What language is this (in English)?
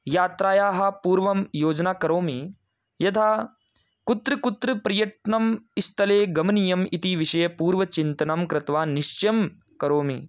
Sanskrit